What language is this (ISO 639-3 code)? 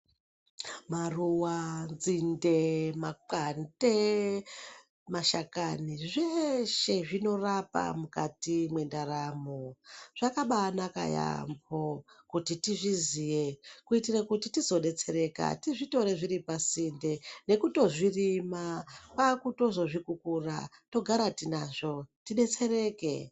ndc